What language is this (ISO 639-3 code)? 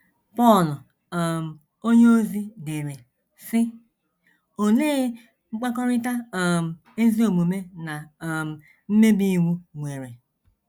ibo